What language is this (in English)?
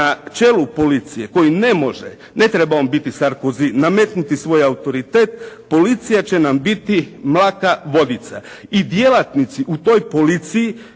Croatian